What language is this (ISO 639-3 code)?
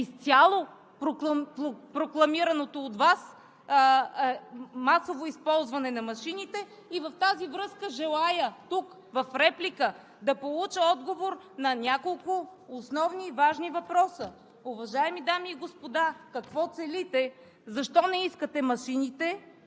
bul